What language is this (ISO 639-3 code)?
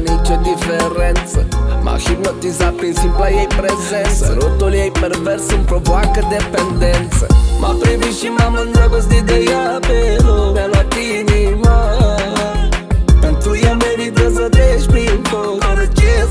ron